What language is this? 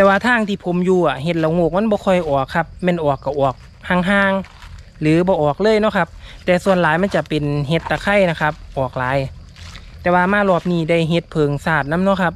Thai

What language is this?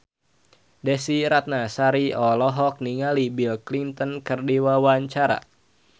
Sundanese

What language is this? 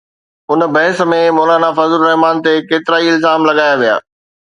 Sindhi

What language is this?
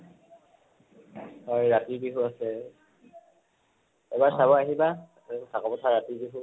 Assamese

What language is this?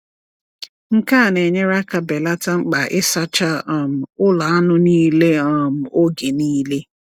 Igbo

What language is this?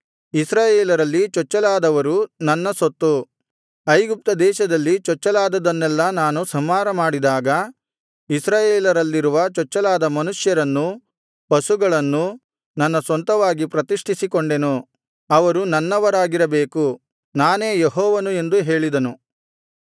Kannada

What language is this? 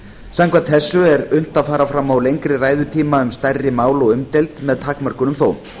Icelandic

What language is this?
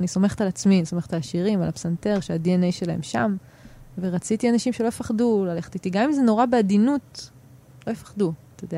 Hebrew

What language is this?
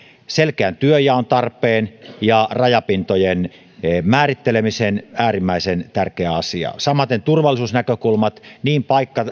Finnish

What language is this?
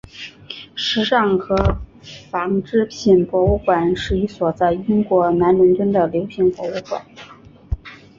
Chinese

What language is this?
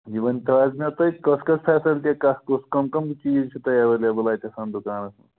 Kashmiri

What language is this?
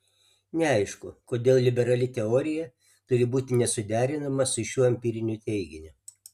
Lithuanian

